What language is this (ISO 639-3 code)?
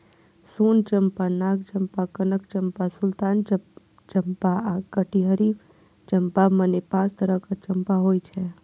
mai